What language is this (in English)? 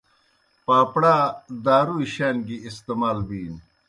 Kohistani Shina